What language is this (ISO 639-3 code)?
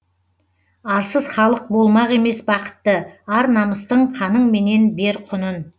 kaz